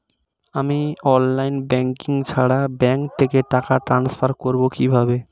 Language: Bangla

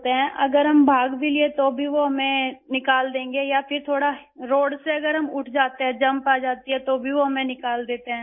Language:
Urdu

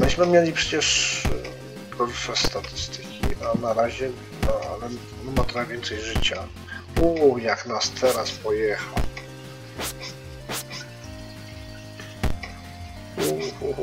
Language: Polish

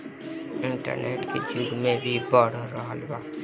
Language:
Bhojpuri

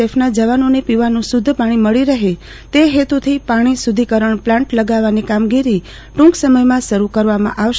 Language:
Gujarati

